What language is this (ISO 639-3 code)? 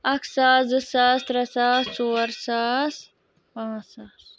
kas